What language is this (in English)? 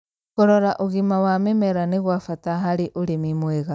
Kikuyu